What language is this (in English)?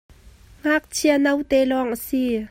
Hakha Chin